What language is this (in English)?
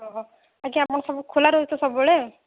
Odia